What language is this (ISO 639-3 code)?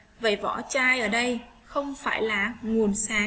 vie